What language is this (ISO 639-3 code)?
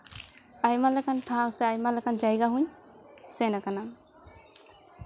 sat